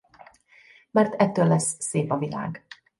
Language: Hungarian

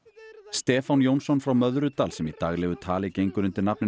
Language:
Icelandic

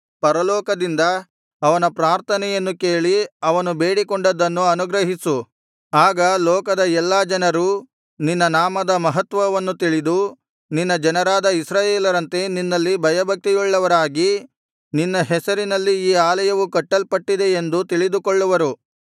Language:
Kannada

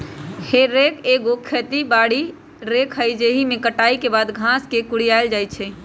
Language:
Magahi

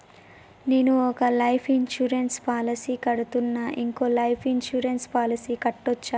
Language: Telugu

